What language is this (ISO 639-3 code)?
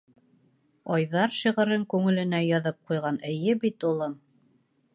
bak